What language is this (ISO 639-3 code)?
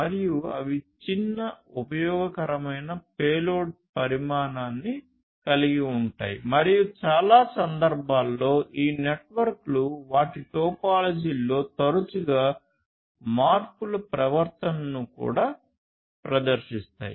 tel